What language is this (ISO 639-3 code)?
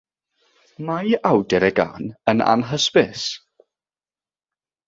cym